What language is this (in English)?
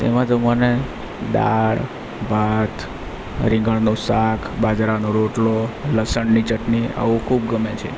Gujarati